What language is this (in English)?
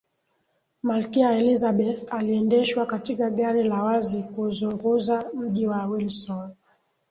Swahili